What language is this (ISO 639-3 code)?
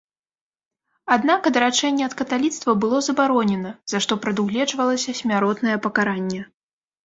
bel